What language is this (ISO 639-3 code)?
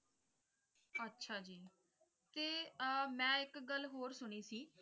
pan